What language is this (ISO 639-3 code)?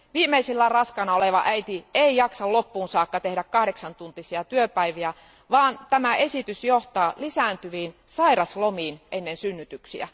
fin